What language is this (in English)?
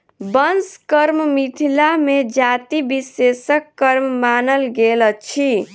Maithili